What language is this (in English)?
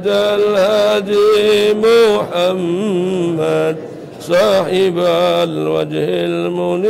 Arabic